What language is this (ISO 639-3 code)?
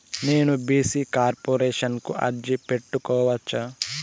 tel